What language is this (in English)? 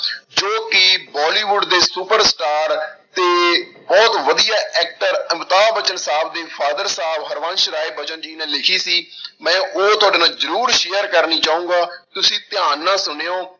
Punjabi